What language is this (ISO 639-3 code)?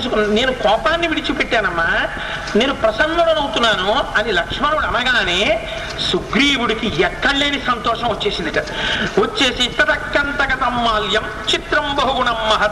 tel